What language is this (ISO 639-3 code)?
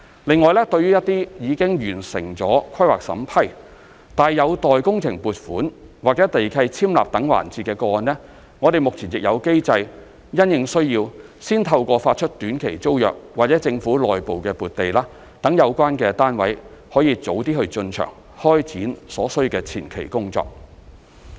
yue